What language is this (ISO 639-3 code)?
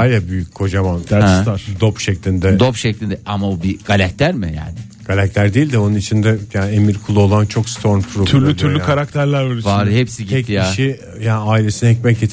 tur